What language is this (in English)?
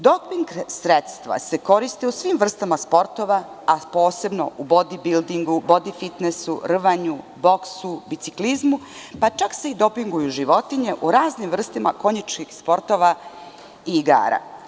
Serbian